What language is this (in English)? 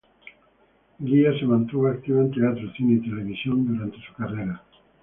Spanish